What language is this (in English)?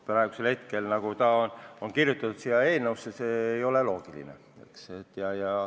Estonian